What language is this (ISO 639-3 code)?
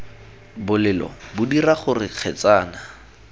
tsn